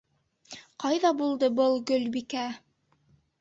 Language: Bashkir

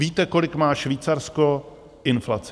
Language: Czech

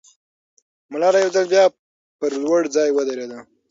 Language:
Pashto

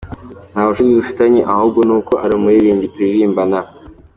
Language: Kinyarwanda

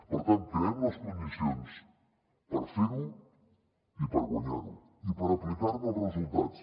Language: Catalan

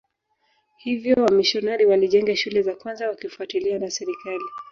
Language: Swahili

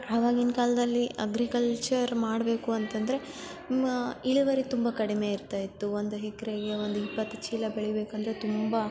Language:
Kannada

